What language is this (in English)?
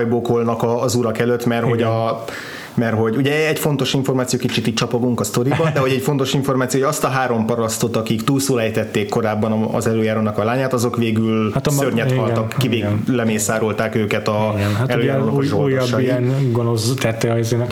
Hungarian